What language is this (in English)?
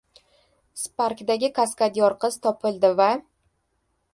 Uzbek